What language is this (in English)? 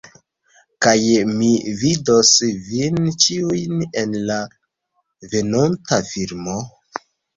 Esperanto